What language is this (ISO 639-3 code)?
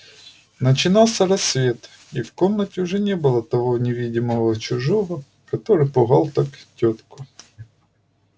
rus